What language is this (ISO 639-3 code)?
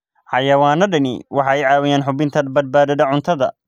som